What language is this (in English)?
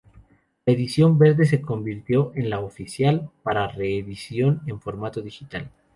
Spanish